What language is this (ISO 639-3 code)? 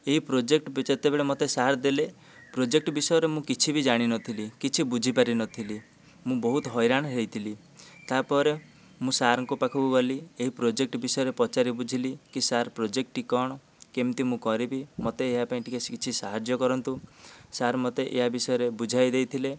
ori